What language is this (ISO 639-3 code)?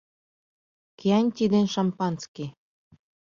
chm